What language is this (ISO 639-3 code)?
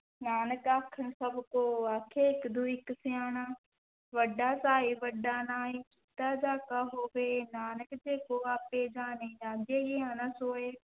pan